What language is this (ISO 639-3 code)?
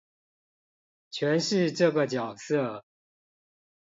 zho